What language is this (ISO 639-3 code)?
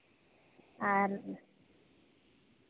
sat